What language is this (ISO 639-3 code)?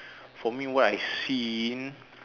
eng